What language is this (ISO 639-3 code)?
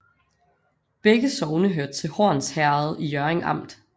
dan